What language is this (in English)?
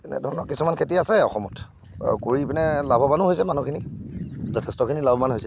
Assamese